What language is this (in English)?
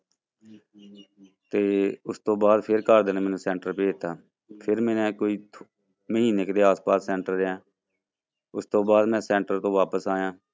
Punjabi